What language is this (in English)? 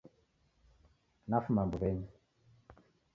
Taita